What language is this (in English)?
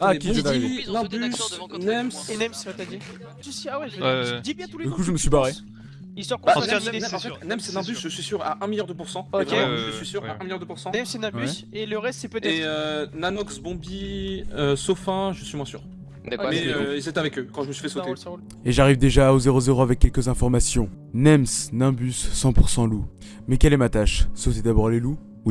French